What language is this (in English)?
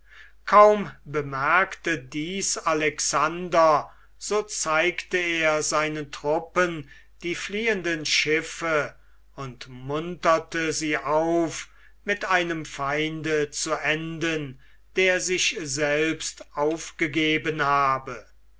German